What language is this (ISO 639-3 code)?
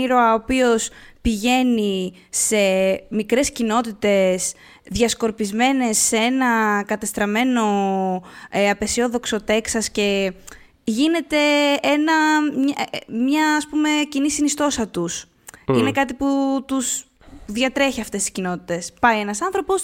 ell